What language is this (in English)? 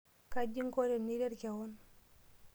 Masai